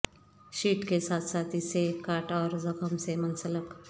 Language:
Urdu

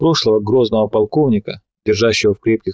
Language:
Russian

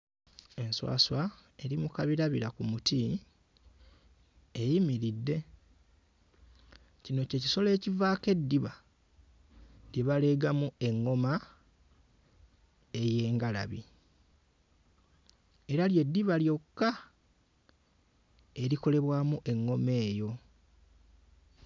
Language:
Ganda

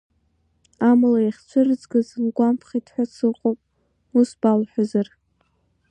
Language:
Abkhazian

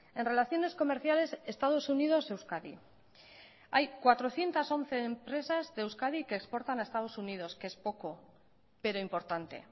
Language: Spanish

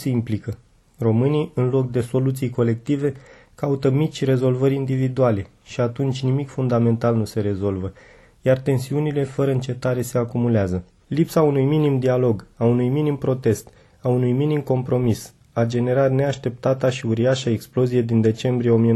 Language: Romanian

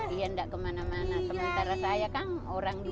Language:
Indonesian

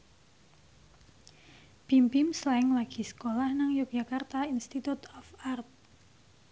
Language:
Javanese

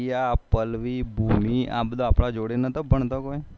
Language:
Gujarati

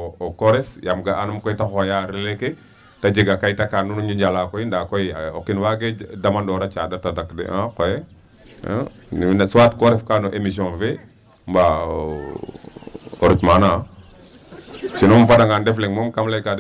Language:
Wolof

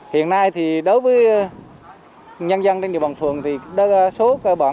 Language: Vietnamese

